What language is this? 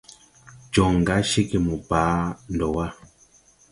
Tupuri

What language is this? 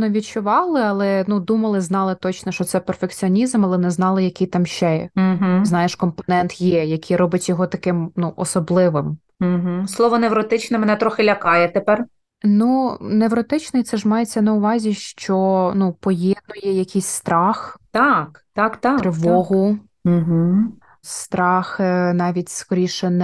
Ukrainian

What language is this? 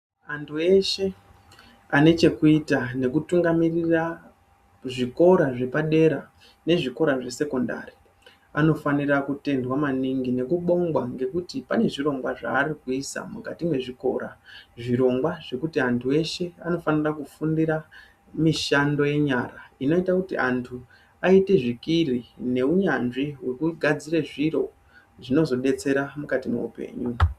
Ndau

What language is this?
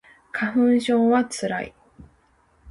Japanese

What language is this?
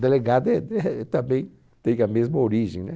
Portuguese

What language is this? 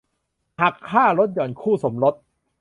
Thai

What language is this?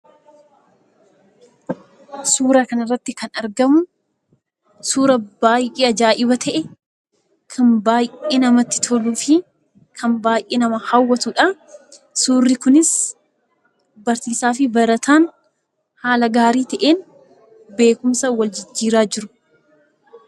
Oromo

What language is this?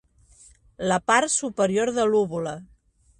Catalan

